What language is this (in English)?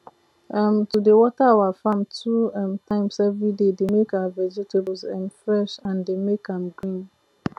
Nigerian Pidgin